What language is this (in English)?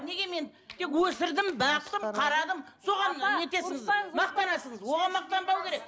Kazakh